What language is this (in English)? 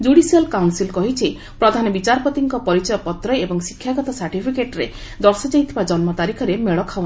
Odia